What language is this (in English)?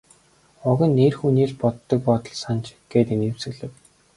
Mongolian